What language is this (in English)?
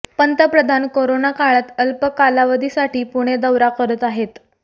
Marathi